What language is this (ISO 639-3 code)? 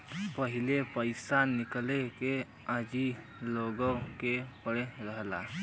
bho